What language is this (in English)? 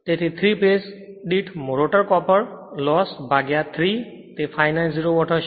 Gujarati